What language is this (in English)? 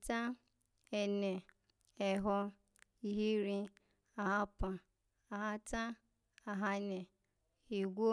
Alago